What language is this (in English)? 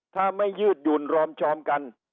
Thai